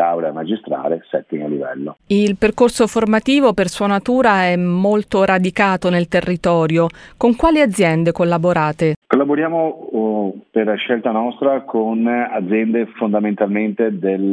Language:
Italian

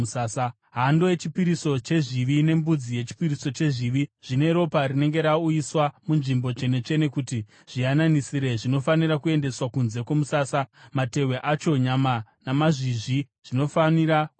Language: Shona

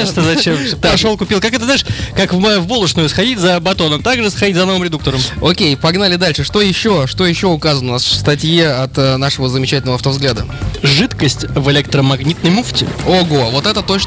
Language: Russian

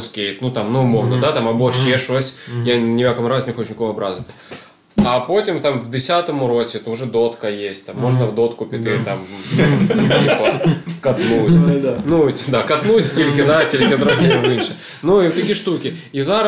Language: Ukrainian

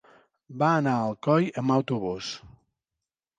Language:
Catalan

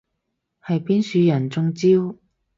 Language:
Cantonese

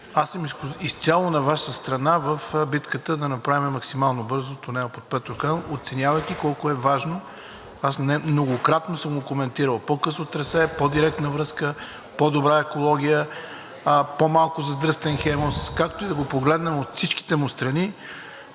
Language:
Bulgarian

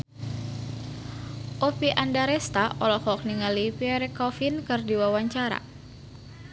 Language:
Sundanese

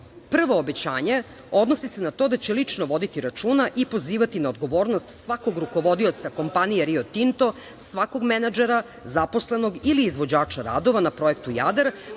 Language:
Serbian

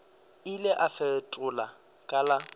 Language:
Northern Sotho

